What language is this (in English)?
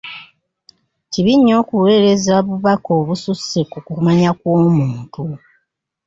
Ganda